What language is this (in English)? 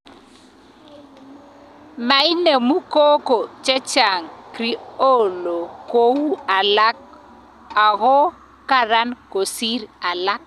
Kalenjin